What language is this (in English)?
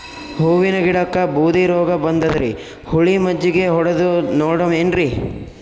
Kannada